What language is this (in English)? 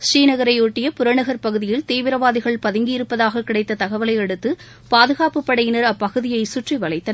Tamil